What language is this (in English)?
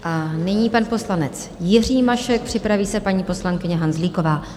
Czech